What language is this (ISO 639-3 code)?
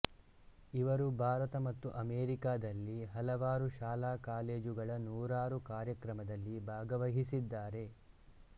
kan